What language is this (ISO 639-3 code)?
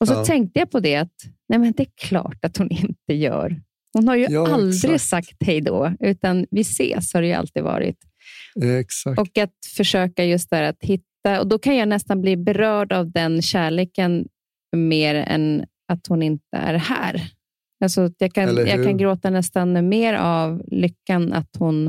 swe